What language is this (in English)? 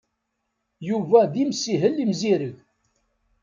Kabyle